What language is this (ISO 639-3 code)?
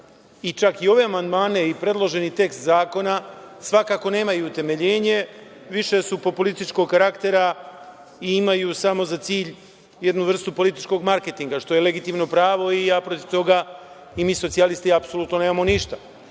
srp